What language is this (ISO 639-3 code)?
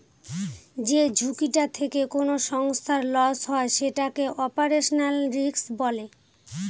ben